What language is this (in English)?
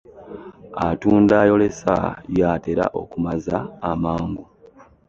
Ganda